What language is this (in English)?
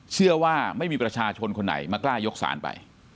Thai